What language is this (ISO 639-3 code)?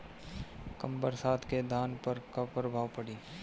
bho